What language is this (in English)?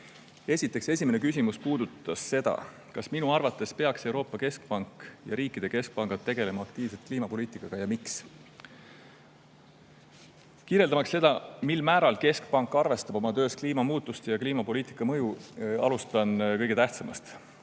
Estonian